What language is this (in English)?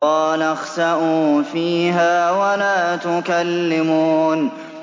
Arabic